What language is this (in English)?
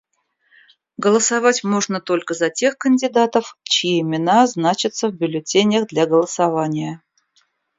Russian